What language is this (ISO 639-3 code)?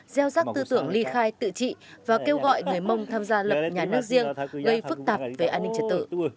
vie